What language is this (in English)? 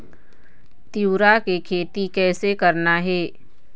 Chhattisgarhi